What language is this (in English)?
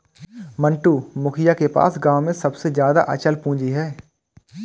Hindi